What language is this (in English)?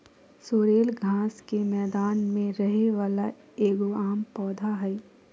Magahi